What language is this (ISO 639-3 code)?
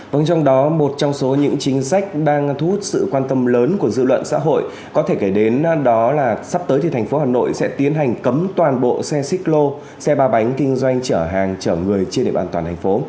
vie